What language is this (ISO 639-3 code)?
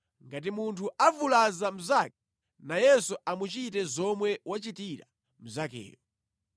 nya